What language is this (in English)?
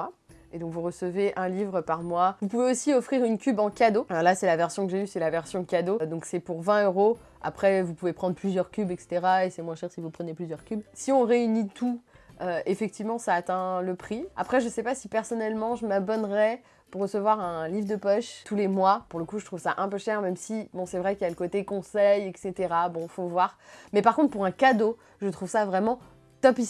French